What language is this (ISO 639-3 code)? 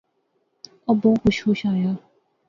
phr